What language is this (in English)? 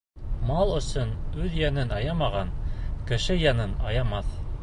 Bashkir